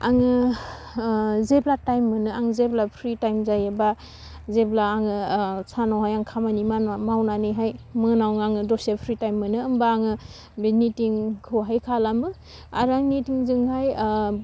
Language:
Bodo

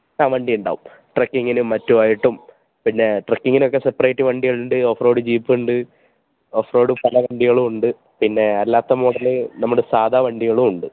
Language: Malayalam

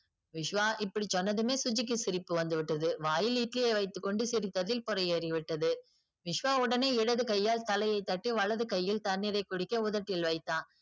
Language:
Tamil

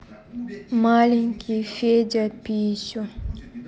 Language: Russian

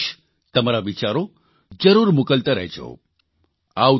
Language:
Gujarati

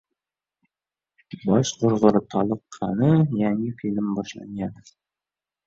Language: Uzbek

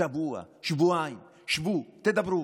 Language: Hebrew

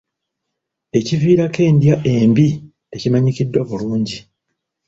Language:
Ganda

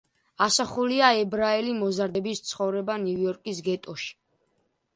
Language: Georgian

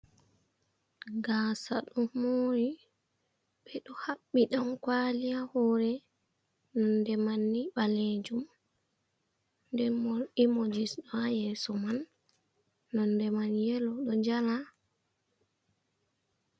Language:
Fula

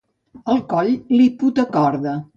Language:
Catalan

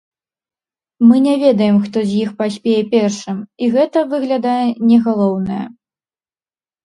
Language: Belarusian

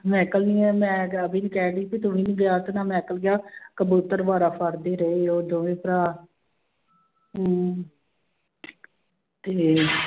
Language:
Punjabi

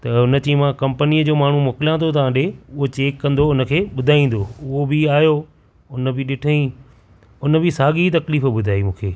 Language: Sindhi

